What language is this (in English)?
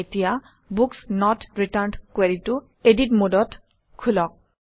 Assamese